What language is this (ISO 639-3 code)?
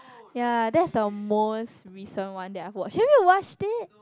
eng